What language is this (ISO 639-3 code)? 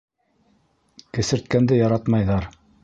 bak